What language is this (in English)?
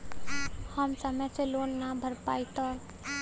Bhojpuri